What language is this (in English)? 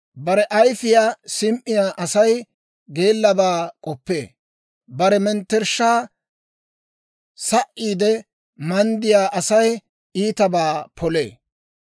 Dawro